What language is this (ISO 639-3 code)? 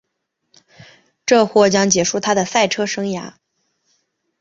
zho